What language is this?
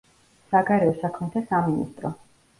Georgian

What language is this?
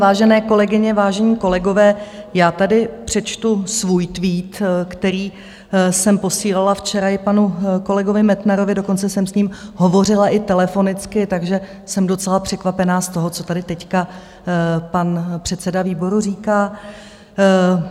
Czech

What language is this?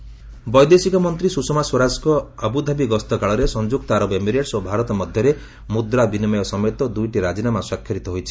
Odia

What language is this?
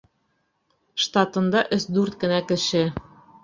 Bashkir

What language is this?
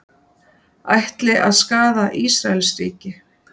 Icelandic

